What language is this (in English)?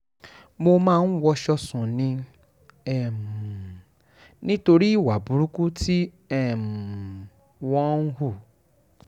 Yoruba